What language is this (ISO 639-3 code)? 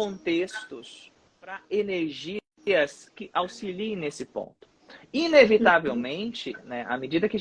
por